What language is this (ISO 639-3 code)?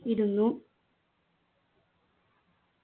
mal